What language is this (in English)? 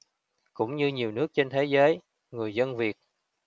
Vietnamese